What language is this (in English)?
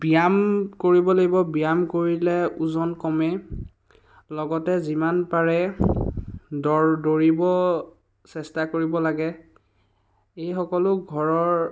Assamese